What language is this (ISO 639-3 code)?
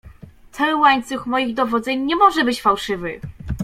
pol